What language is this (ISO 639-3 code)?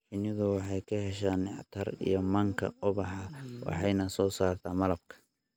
som